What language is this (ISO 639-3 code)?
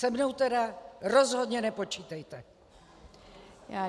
ces